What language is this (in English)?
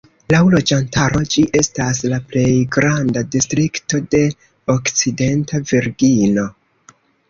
Esperanto